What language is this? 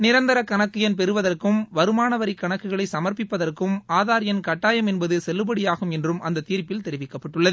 Tamil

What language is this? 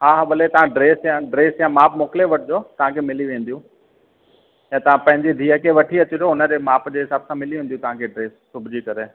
Sindhi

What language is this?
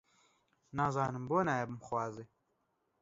Central Kurdish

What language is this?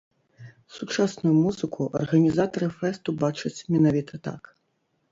Belarusian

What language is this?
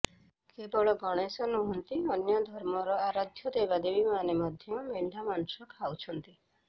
Odia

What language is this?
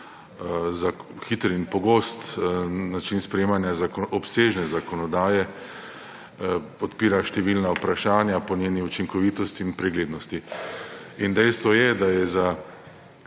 Slovenian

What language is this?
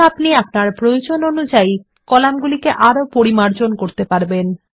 Bangla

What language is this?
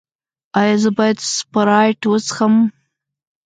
Pashto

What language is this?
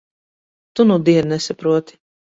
Latvian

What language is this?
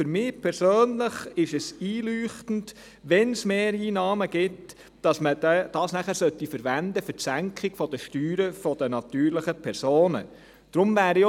Swiss German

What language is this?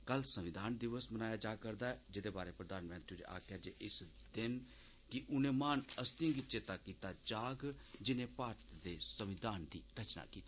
Dogri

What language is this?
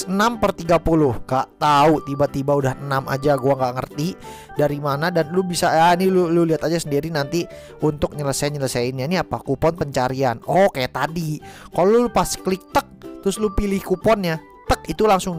Indonesian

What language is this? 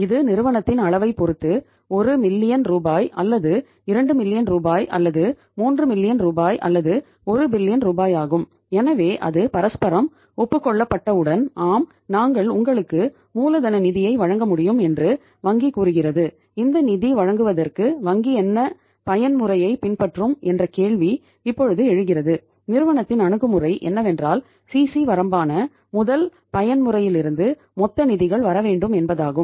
Tamil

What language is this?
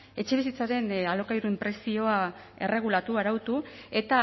Basque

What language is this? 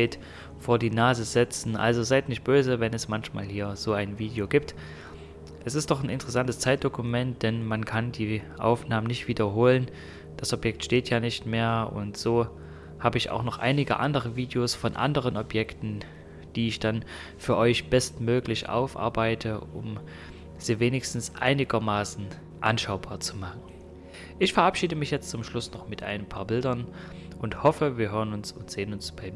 German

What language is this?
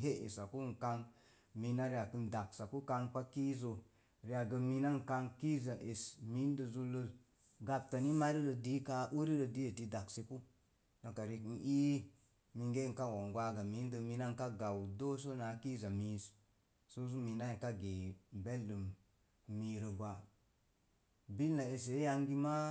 Mom Jango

